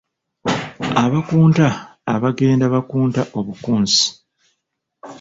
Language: Ganda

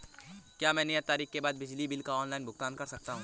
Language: Hindi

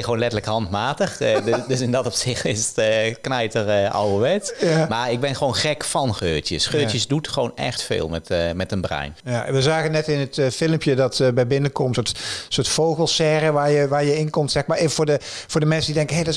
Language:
Dutch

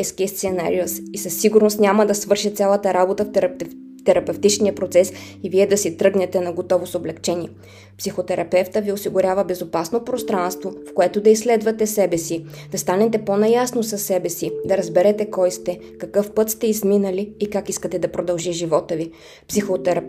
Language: Bulgarian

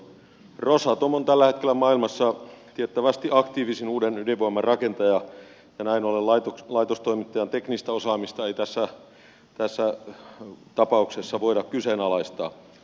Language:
Finnish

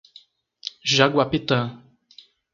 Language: Portuguese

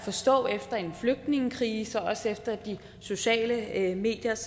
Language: Danish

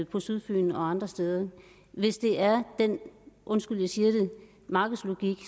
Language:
Danish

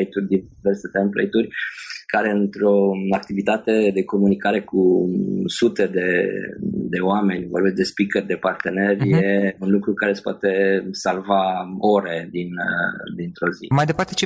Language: Romanian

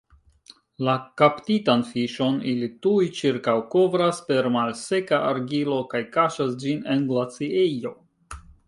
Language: Esperanto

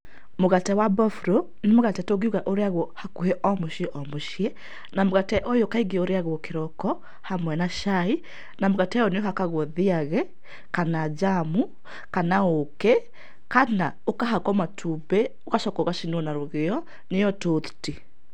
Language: Kikuyu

